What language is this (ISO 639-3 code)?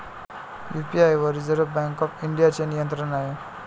mar